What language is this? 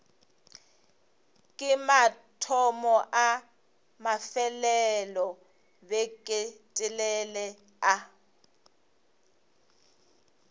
Northern Sotho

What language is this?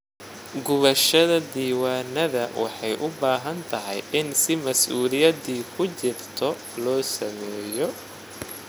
Somali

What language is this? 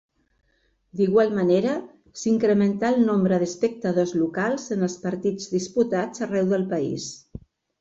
Catalan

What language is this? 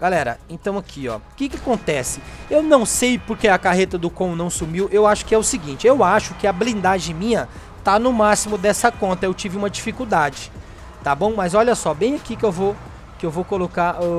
Portuguese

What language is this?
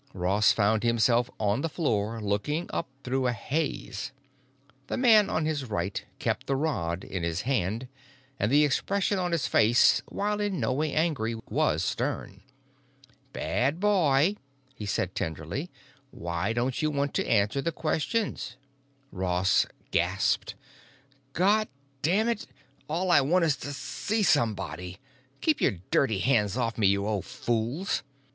English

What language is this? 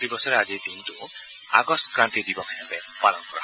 Assamese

